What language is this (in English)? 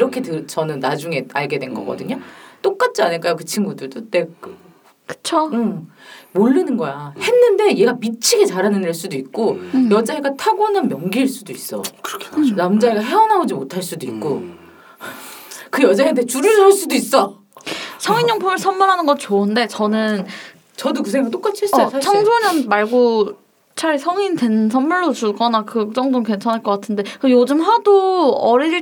Korean